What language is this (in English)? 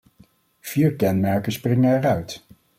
Dutch